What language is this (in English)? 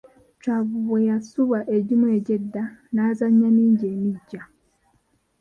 Ganda